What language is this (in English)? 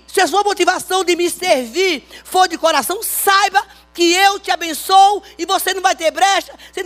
Portuguese